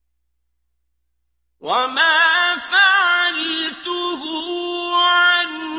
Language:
Arabic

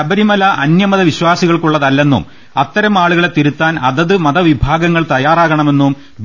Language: Malayalam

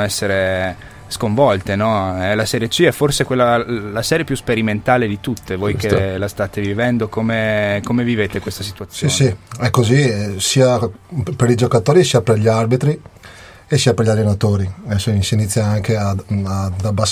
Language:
Italian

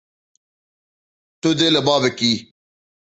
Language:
Kurdish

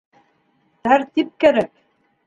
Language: Bashkir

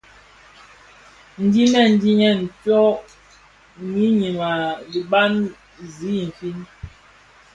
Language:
Bafia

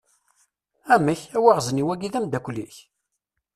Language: Kabyle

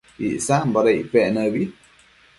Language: Matsés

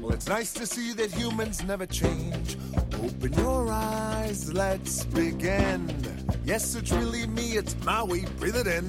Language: Greek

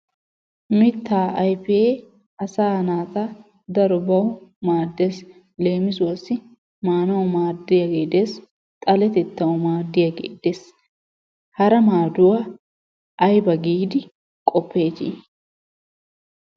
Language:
Wolaytta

